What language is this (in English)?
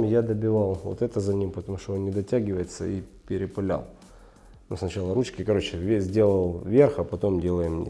Russian